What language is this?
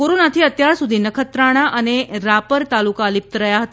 Gujarati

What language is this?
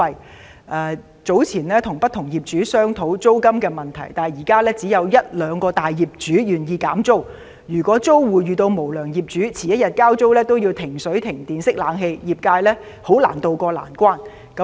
Cantonese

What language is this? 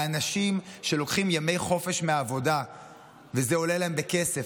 Hebrew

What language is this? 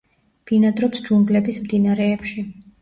Georgian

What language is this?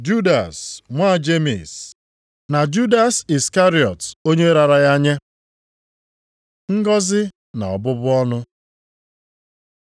Igbo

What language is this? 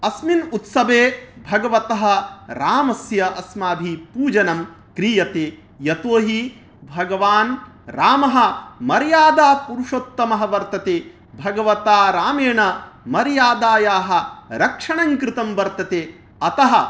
Sanskrit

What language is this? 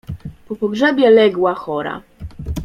Polish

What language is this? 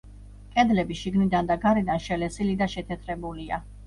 Georgian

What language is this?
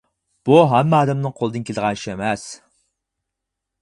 Uyghur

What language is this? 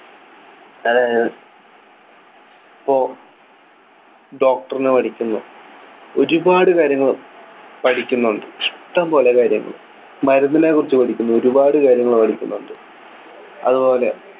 Malayalam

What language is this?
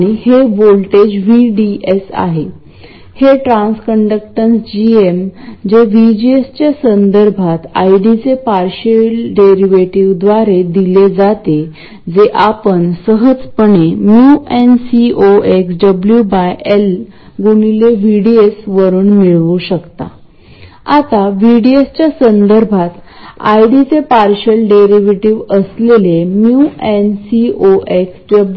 Marathi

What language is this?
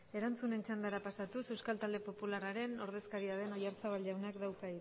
Basque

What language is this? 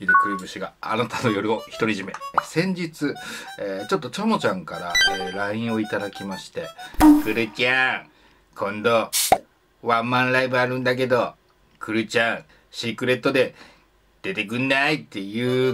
Japanese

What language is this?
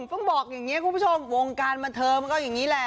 Thai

